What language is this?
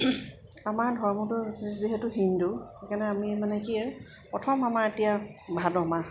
Assamese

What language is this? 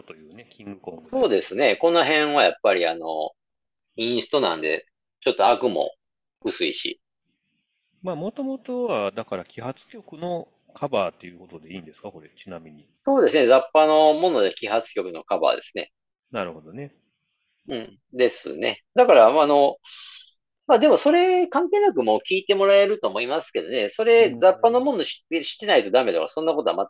Japanese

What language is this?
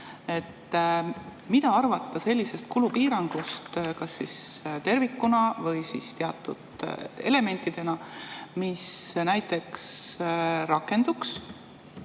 Estonian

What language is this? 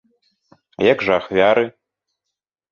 Belarusian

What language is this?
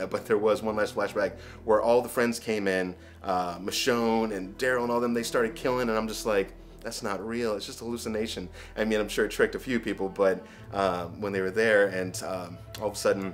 English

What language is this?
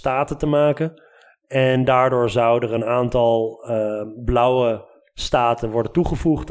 Dutch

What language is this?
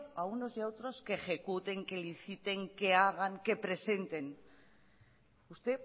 Spanish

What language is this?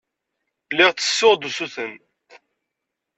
Kabyle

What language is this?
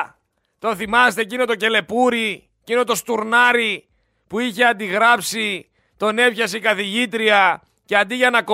Greek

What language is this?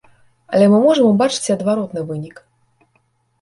Belarusian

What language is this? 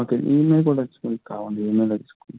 Telugu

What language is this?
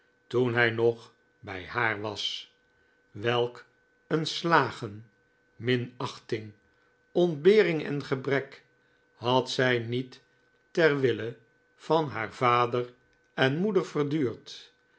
Dutch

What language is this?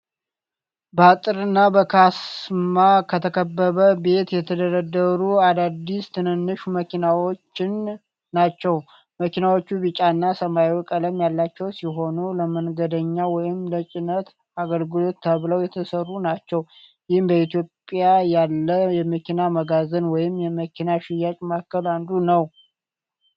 Amharic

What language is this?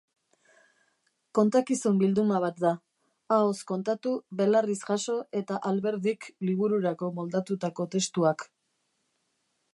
Basque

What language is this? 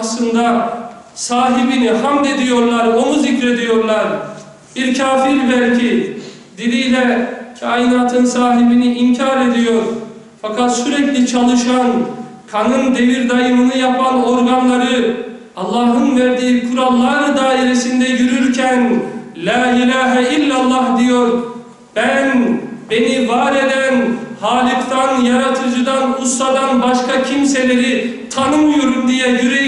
Turkish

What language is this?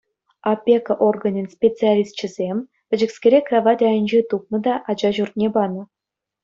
Chuvash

